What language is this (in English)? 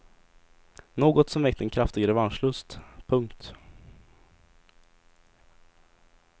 Swedish